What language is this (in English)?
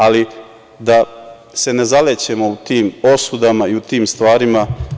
Serbian